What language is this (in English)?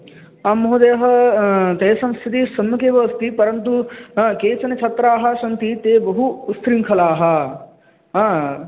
Sanskrit